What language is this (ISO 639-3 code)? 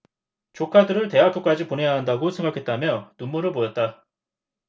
kor